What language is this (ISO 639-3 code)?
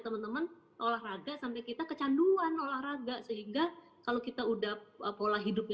ind